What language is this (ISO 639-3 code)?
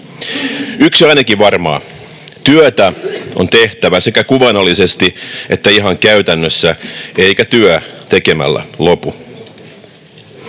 fin